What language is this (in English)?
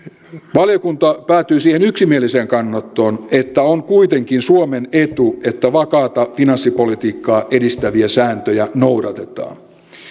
Finnish